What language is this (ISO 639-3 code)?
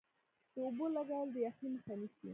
pus